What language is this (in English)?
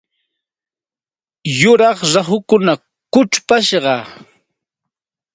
Santa Ana de Tusi Pasco Quechua